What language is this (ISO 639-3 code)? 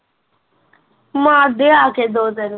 pan